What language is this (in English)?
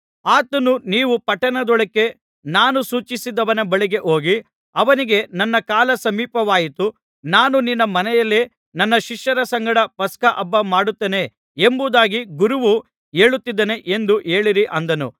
Kannada